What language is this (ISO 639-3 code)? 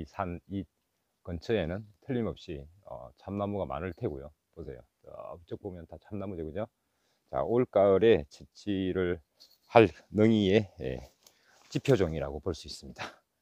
kor